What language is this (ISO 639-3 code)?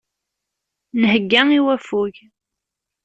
kab